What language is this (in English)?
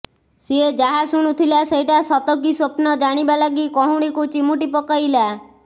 Odia